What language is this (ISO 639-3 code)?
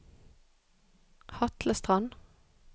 nor